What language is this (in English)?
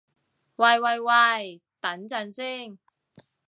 Cantonese